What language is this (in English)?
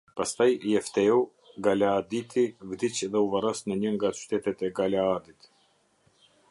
Albanian